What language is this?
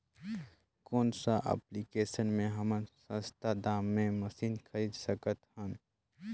Chhattisgarhi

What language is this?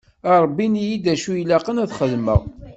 Kabyle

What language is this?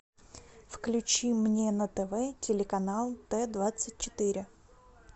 Russian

